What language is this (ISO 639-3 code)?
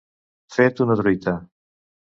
cat